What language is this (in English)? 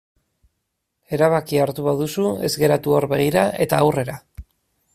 Basque